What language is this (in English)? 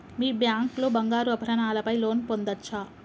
Telugu